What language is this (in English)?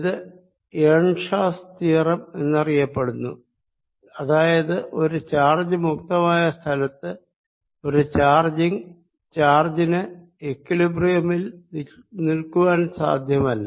Malayalam